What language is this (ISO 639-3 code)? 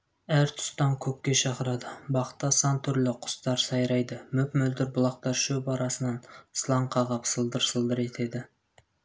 kaz